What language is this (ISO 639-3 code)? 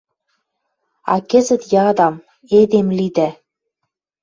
mrj